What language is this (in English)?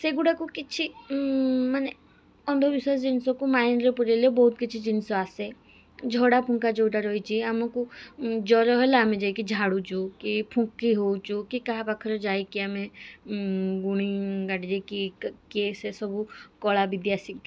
Odia